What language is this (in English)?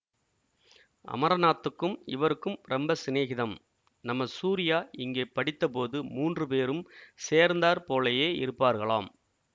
Tamil